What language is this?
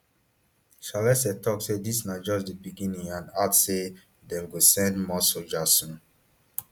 Nigerian Pidgin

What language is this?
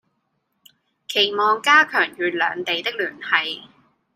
Cantonese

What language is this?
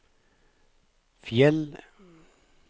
Norwegian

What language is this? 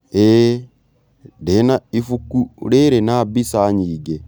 Kikuyu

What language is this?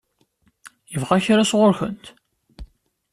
Kabyle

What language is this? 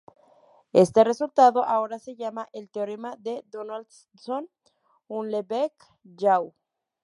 Spanish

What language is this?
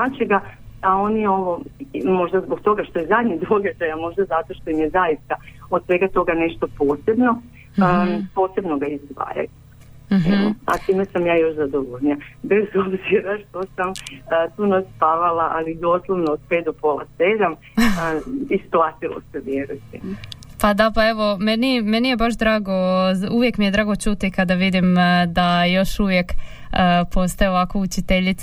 Croatian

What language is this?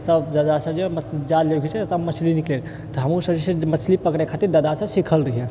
Maithili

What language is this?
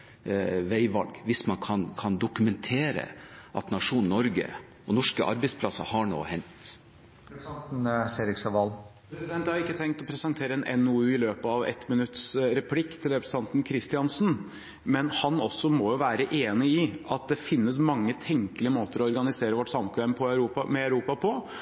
Norwegian Bokmål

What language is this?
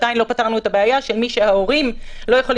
Hebrew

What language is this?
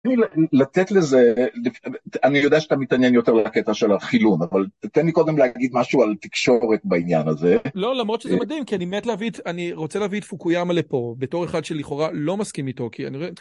Hebrew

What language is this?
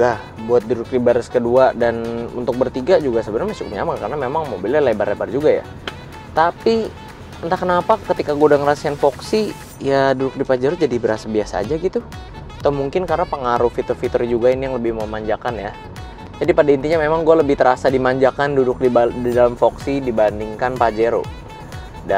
Indonesian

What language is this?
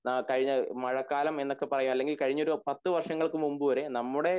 Malayalam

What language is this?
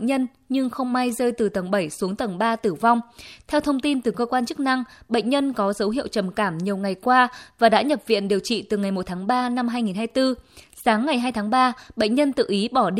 Vietnamese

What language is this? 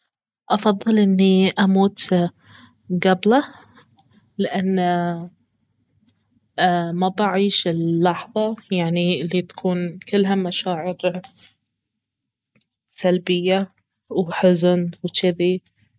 Baharna Arabic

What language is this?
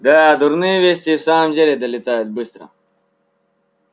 Russian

